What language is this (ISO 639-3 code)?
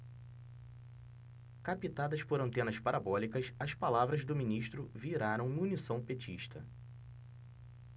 por